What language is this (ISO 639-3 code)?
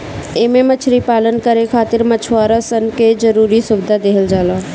bho